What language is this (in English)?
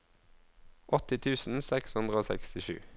Norwegian